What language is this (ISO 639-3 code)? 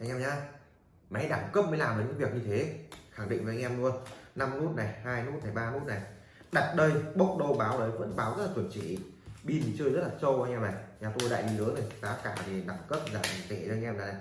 vie